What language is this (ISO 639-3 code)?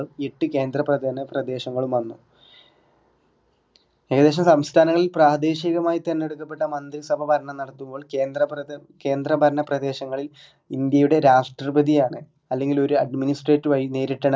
mal